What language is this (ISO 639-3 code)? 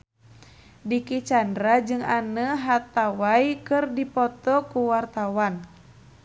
sun